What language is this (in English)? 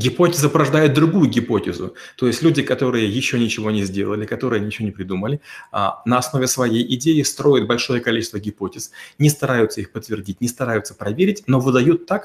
Russian